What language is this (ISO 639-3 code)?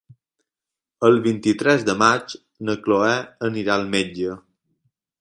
cat